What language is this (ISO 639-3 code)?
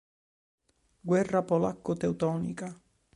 ita